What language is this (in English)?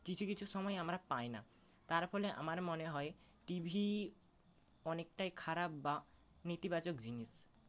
Bangla